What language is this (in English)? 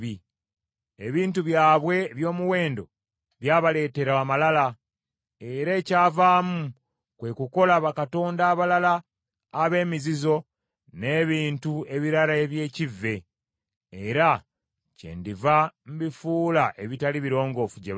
Ganda